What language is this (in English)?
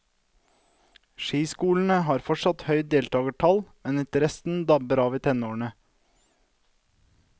Norwegian